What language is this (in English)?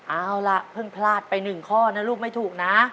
Thai